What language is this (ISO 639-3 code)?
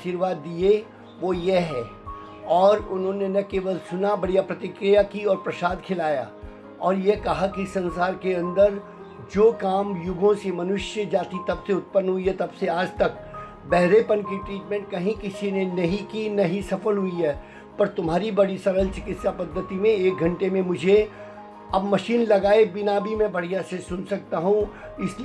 hin